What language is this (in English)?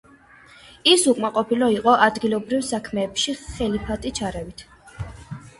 Georgian